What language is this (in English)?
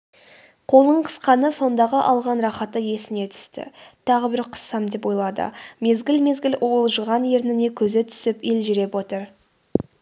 Kazakh